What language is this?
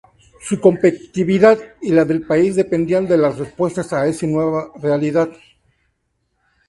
Spanish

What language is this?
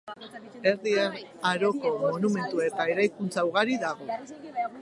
Basque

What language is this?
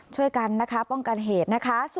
Thai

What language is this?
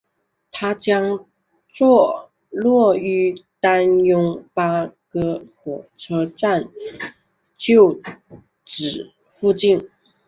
Chinese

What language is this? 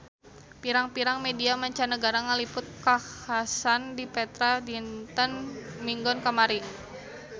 Sundanese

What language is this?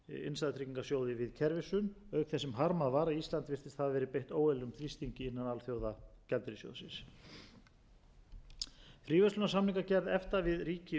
Icelandic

